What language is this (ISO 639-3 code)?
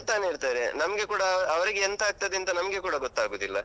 kan